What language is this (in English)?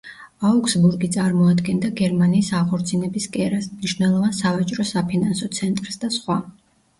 Georgian